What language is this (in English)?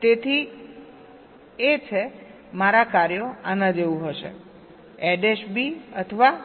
Gujarati